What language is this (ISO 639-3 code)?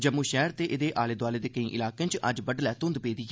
doi